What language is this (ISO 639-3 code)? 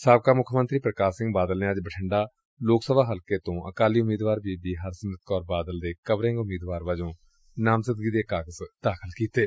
pan